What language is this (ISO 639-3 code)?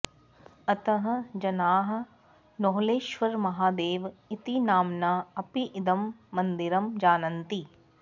san